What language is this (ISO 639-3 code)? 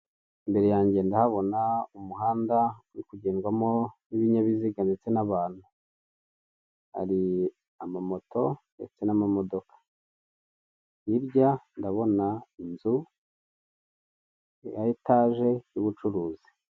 kin